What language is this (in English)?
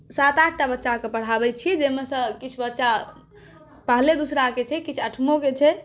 Maithili